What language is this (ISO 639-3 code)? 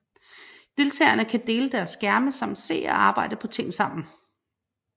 dan